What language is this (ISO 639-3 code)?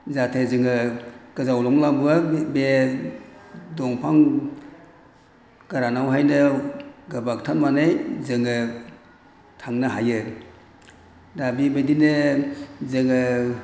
brx